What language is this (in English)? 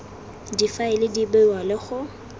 Tswana